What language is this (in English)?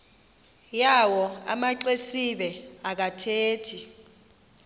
Xhosa